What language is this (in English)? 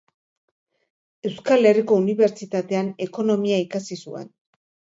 Basque